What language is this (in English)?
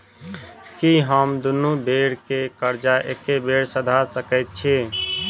Maithili